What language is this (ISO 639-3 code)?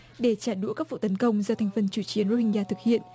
vie